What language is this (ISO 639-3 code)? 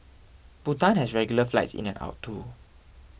eng